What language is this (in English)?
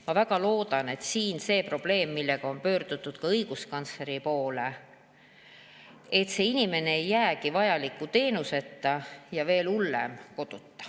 Estonian